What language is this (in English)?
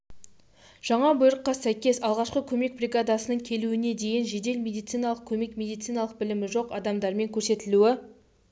Kazakh